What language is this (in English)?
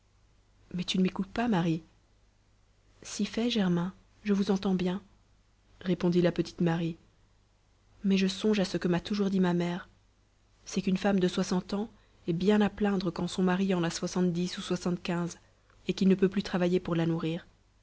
French